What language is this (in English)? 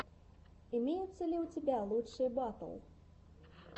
Russian